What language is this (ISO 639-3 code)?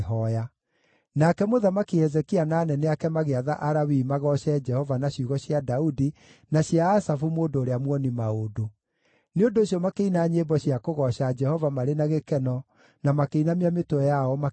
kik